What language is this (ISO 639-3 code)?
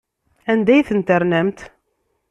kab